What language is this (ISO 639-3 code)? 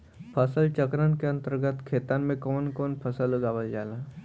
bho